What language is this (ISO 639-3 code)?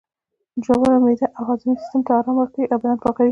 pus